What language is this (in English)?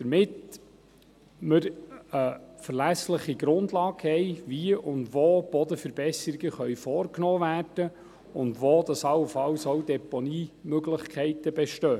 Swiss German